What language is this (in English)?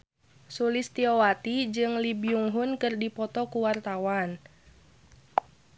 Sundanese